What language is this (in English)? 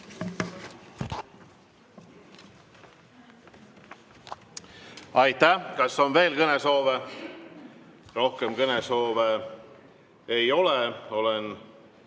Estonian